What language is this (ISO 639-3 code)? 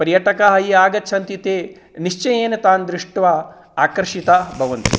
san